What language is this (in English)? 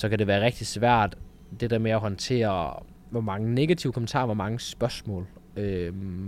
Danish